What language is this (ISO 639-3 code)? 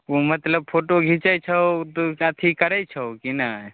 mai